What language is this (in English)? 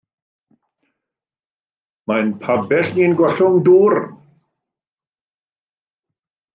Welsh